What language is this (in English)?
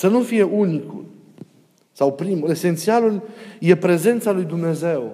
Romanian